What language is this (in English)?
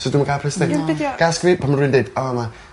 Welsh